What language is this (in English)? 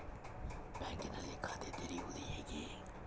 Kannada